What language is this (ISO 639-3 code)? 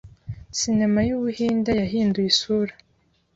kin